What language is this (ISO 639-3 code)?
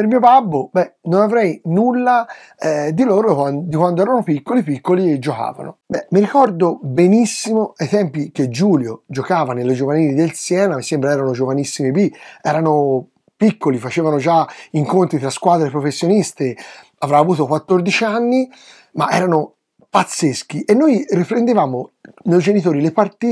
ita